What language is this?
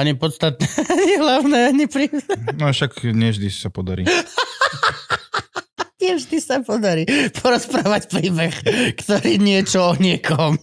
Slovak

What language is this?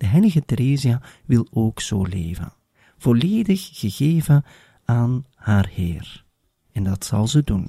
Dutch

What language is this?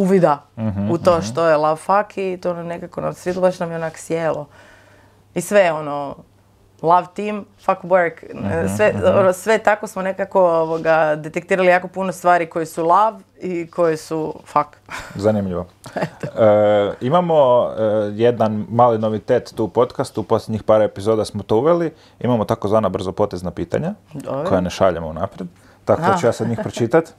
Croatian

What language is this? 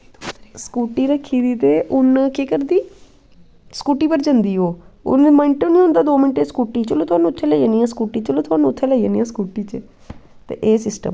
Dogri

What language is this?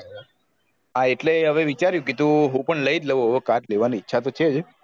Gujarati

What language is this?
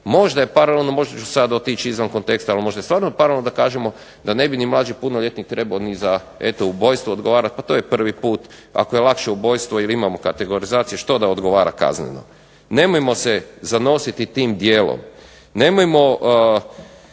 Croatian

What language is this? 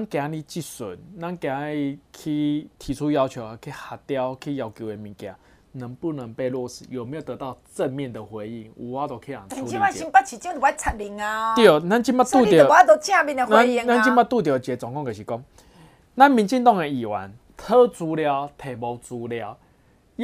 Chinese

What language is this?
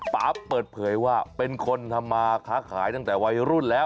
Thai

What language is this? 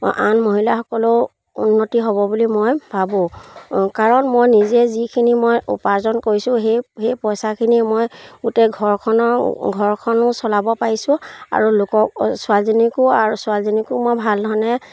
Assamese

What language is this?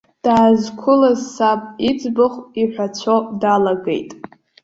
Abkhazian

